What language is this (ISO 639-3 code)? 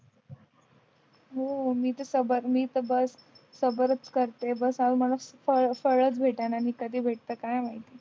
mar